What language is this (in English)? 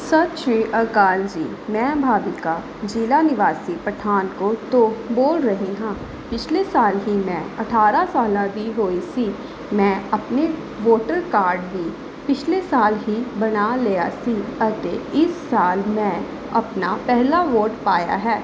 Punjabi